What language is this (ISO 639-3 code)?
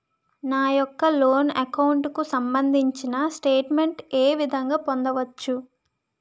tel